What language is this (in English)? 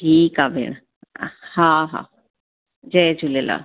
Sindhi